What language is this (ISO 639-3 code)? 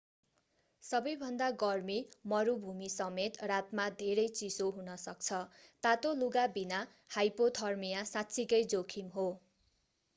nep